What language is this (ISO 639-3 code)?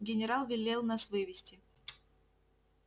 rus